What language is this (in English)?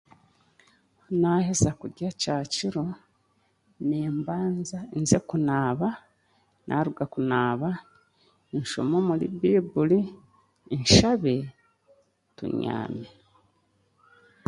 Chiga